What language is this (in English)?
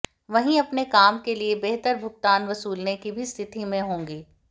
Hindi